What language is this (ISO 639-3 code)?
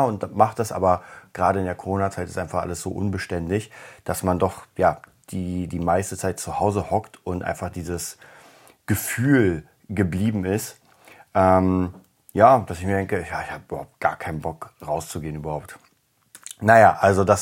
deu